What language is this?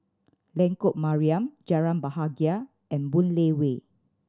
English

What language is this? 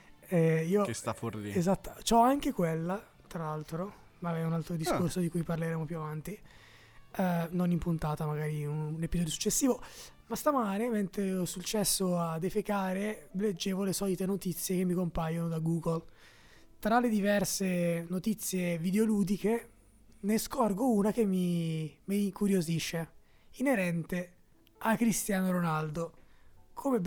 Italian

